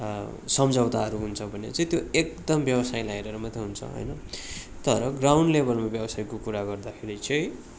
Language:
Nepali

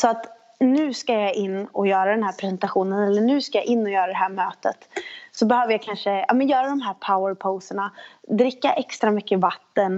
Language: Swedish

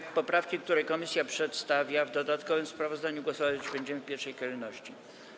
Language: Polish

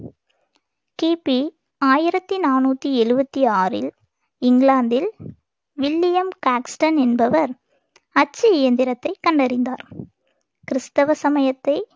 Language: Tamil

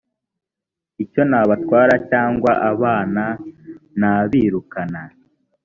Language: Kinyarwanda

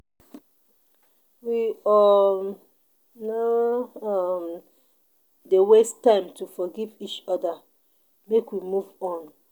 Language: Nigerian Pidgin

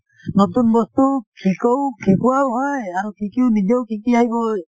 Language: Assamese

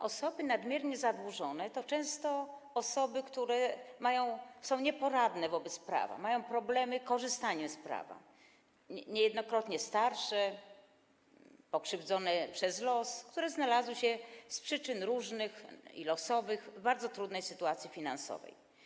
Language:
Polish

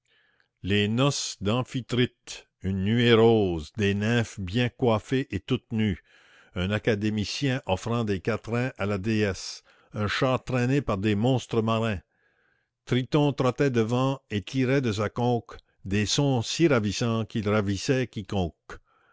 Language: French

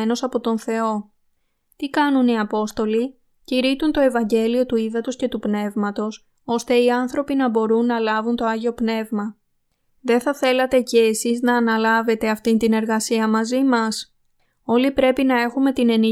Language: Greek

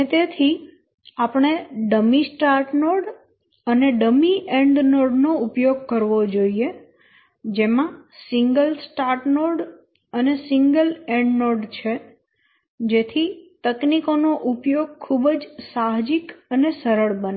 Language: Gujarati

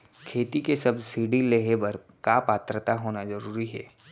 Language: Chhattisgarhi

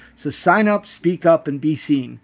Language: English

